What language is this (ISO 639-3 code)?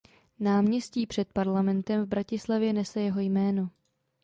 ces